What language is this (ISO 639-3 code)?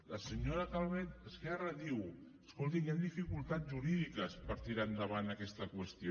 cat